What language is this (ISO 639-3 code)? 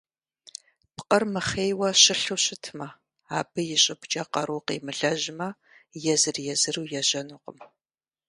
kbd